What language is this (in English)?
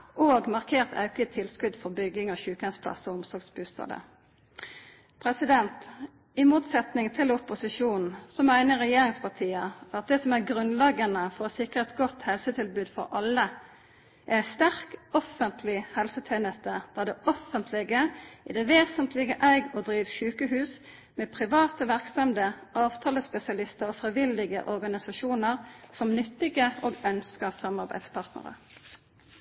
Norwegian Nynorsk